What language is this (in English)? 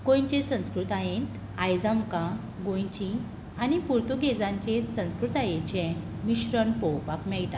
Konkani